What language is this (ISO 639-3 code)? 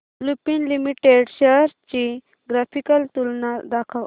mar